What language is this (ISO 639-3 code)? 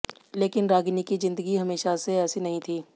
hin